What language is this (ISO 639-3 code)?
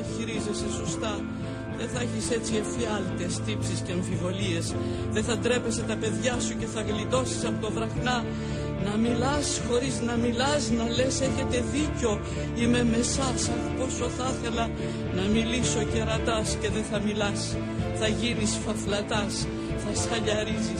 ell